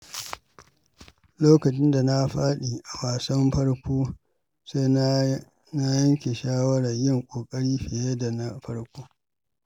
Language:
Hausa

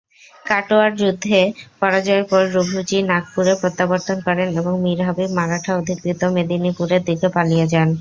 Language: Bangla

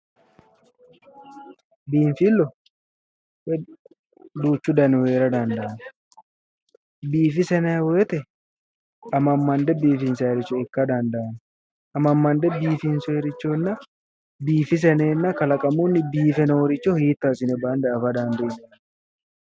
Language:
Sidamo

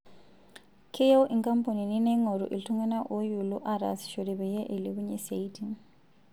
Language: Masai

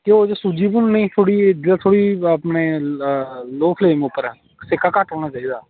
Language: Dogri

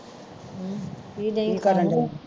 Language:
Punjabi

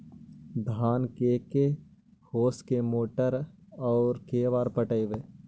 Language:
Magahi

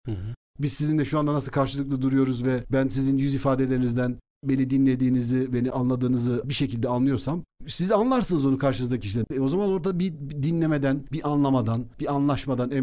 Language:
Turkish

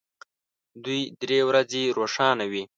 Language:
Pashto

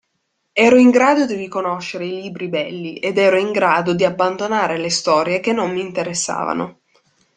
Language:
Italian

